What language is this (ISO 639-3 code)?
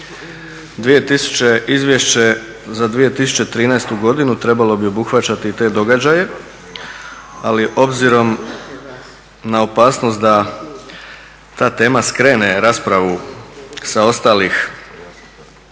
hrv